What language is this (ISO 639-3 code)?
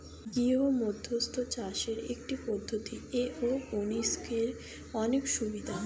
ben